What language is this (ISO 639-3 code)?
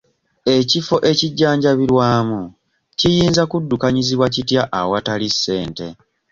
lug